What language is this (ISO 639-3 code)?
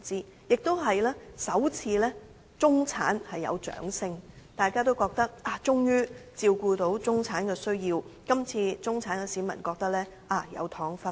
yue